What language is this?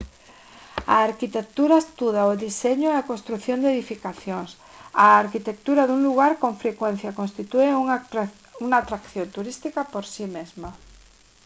Galician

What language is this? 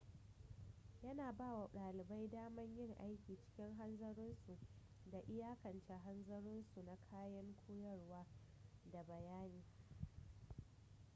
Hausa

